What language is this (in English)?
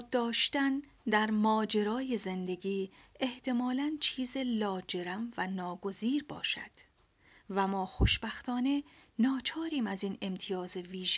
Persian